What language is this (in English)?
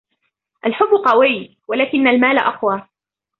Arabic